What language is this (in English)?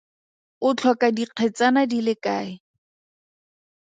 Tswana